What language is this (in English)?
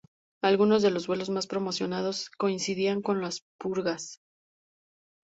Spanish